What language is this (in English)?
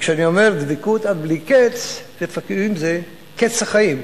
Hebrew